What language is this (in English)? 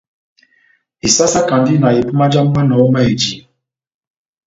Batanga